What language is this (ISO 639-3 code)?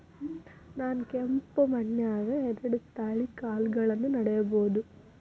kan